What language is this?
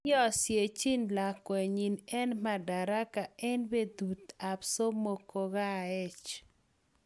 Kalenjin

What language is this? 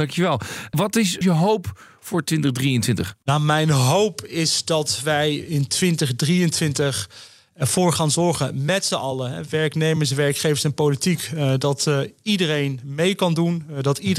Dutch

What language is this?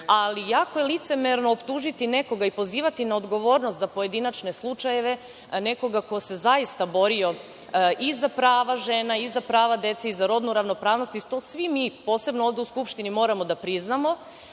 Serbian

